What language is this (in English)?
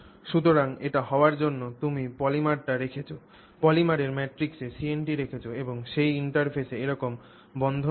Bangla